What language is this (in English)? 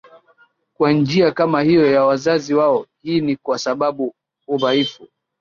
Swahili